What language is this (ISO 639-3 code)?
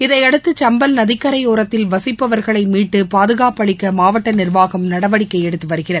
tam